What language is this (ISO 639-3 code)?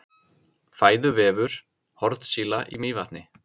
isl